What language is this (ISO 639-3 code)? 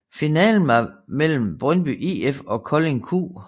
dan